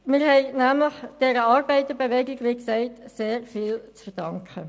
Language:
Swiss German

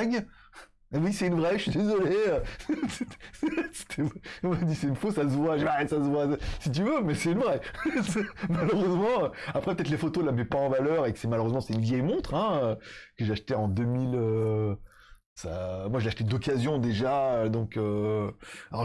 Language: French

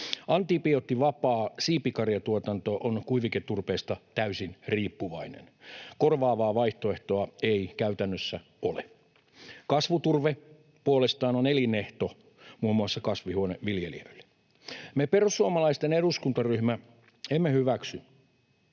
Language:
Finnish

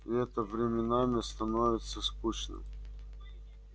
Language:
Russian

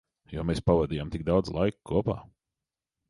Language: Latvian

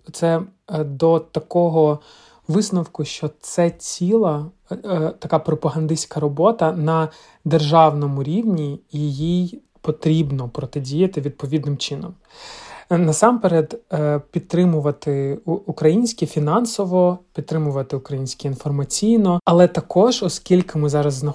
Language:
Ukrainian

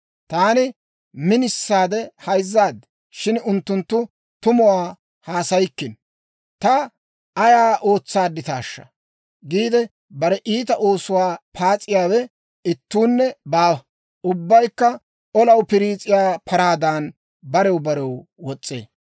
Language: Dawro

